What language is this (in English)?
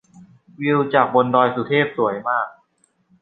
Thai